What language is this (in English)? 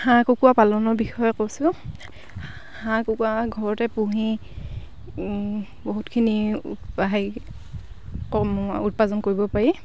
Assamese